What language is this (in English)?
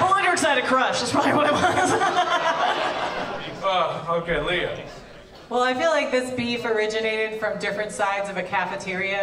English